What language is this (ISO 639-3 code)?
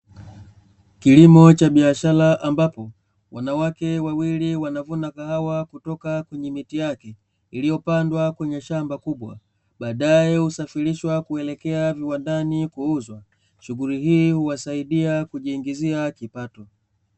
swa